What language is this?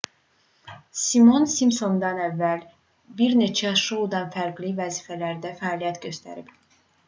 Azerbaijani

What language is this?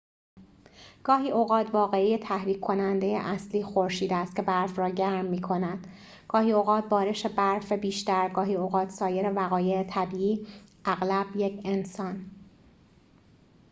Persian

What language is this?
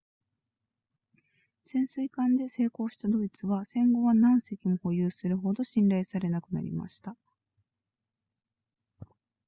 Japanese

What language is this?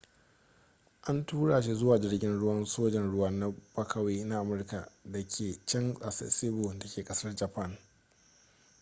Hausa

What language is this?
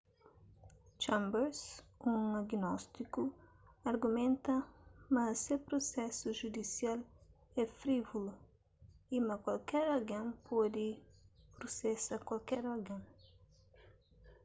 Kabuverdianu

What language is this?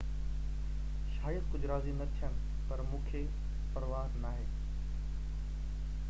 Sindhi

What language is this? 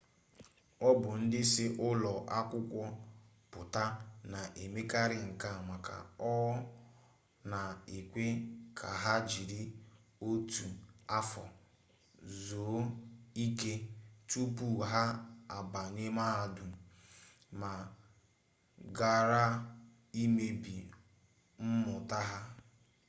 Igbo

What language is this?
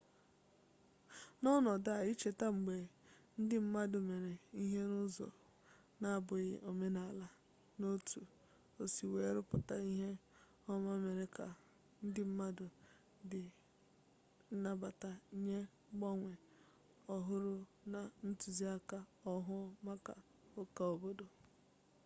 Igbo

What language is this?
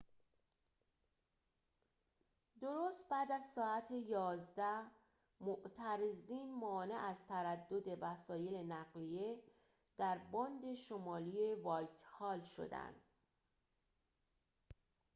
Persian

